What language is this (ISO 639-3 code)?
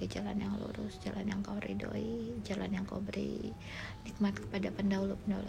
ind